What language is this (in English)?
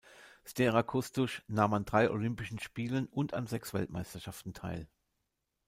German